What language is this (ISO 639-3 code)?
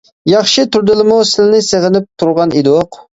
uig